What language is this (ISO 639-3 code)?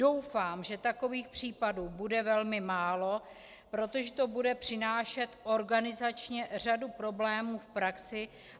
ces